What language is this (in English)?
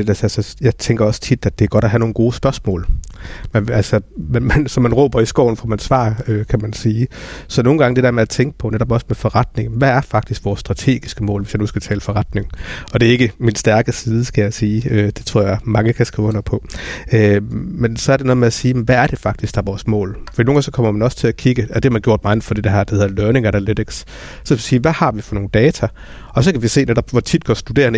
Danish